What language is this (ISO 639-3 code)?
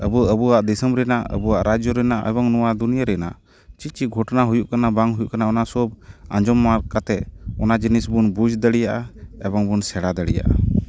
sat